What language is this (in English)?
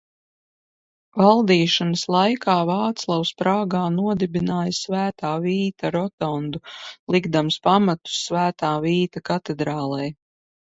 Latvian